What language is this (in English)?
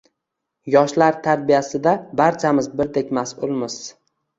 Uzbek